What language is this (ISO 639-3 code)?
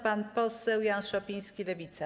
pol